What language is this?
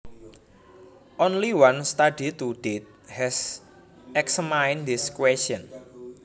Javanese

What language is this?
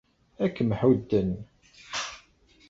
Kabyle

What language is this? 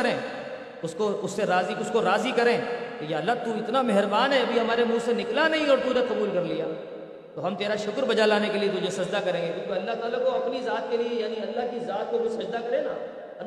Urdu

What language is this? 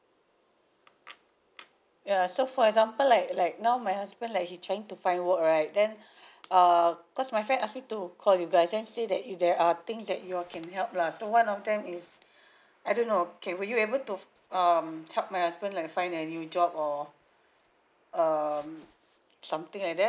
English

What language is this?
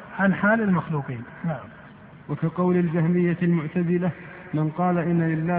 Arabic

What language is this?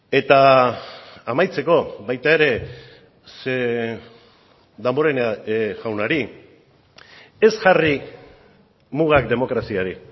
Basque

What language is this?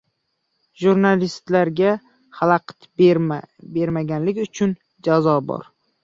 Uzbek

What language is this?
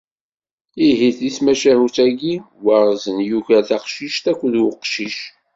Kabyle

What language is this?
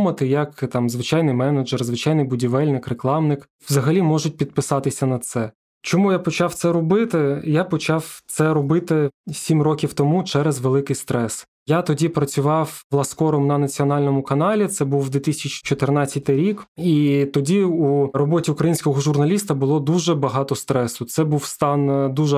Ukrainian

